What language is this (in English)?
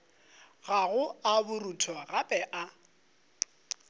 Northern Sotho